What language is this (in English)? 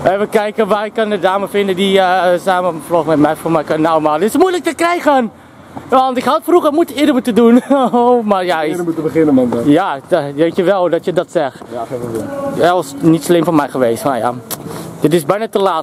Dutch